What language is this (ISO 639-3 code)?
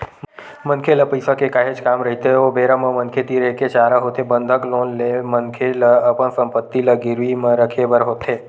hne